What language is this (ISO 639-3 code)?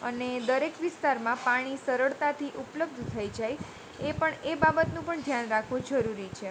guj